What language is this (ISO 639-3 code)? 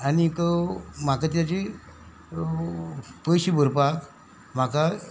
kok